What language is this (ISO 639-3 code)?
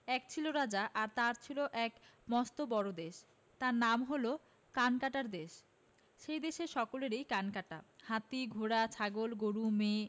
ben